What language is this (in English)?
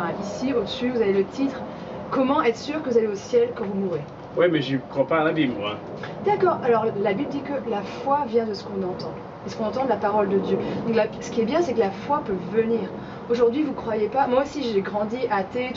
French